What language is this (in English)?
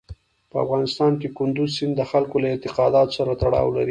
Pashto